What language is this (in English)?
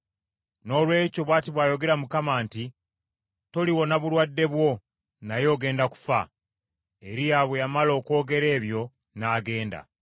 Ganda